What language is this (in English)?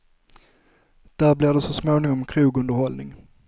Swedish